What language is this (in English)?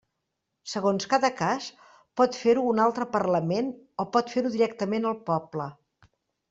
Catalan